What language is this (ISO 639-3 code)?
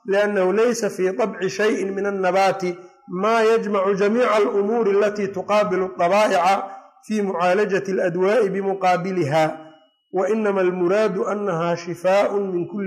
ara